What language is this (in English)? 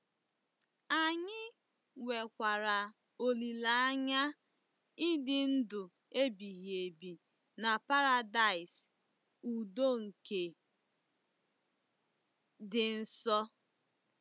Igbo